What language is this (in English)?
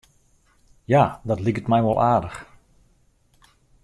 Western Frisian